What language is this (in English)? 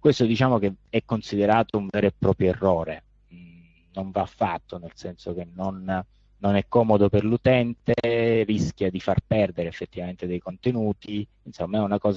Italian